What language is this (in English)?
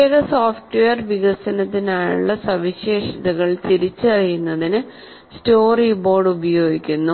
Malayalam